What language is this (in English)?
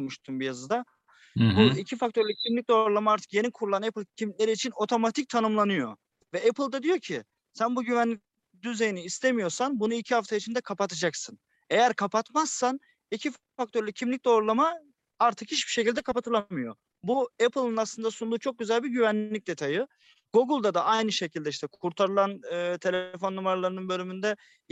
Turkish